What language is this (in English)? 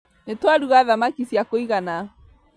Kikuyu